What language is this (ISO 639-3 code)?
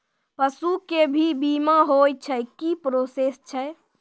mai